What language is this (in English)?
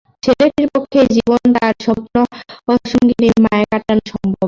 Bangla